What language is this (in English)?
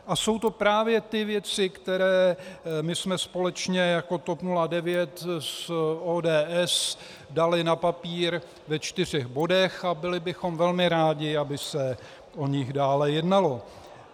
Czech